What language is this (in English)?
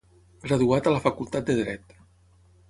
Catalan